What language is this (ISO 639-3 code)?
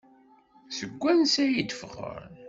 kab